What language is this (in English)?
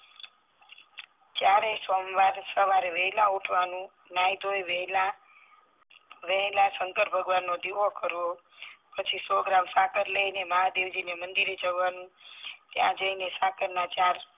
Gujarati